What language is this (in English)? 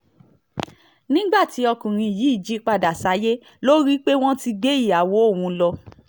Yoruba